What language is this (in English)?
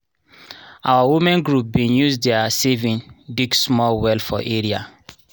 Nigerian Pidgin